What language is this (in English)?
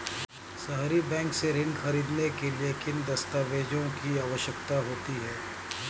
Hindi